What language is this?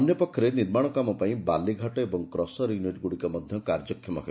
Odia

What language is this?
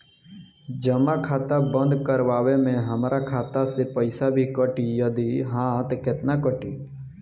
Bhojpuri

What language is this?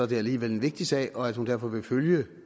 Danish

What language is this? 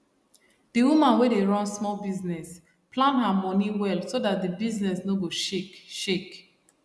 Nigerian Pidgin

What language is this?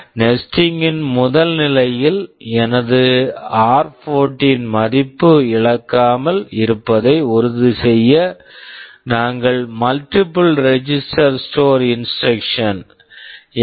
Tamil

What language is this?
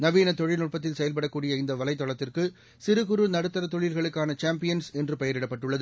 Tamil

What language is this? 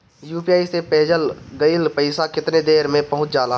Bhojpuri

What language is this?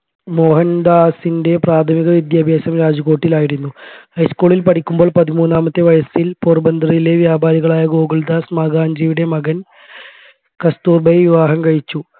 Malayalam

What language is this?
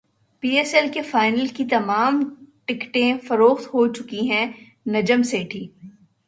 Urdu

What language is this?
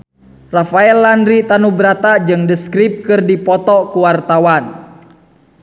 Sundanese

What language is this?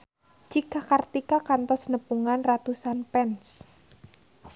Sundanese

